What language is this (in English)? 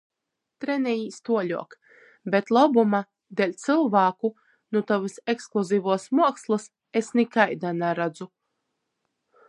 Latgalian